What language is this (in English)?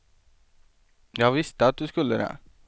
Swedish